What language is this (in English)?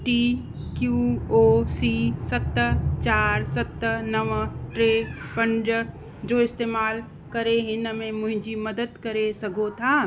Sindhi